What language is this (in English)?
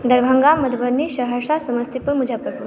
Maithili